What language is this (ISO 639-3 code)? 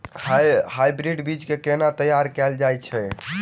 mai